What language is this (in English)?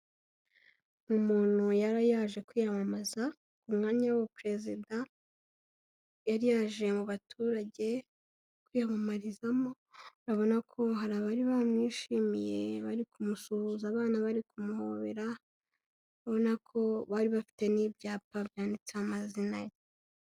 Kinyarwanda